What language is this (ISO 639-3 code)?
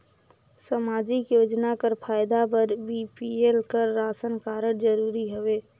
hne